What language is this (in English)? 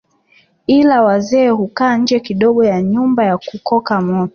Swahili